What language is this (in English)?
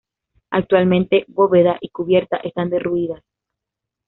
Spanish